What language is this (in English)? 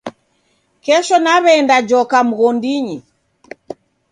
Taita